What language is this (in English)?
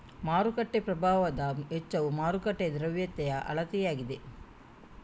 Kannada